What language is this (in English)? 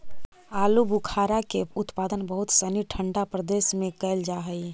Magahi